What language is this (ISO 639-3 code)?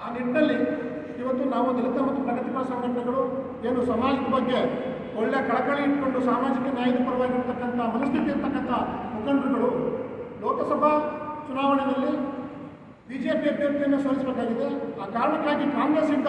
kan